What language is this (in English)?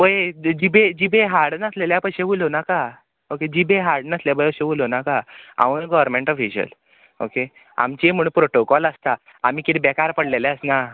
Konkani